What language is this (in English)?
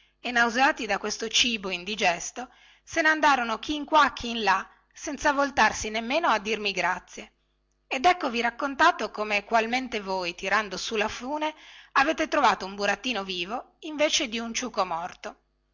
Italian